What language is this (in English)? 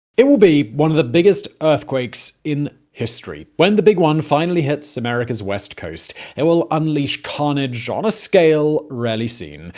English